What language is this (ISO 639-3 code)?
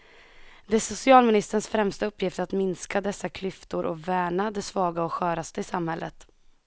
swe